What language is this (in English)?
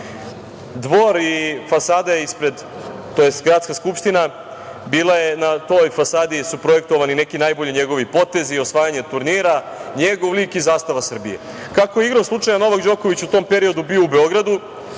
Serbian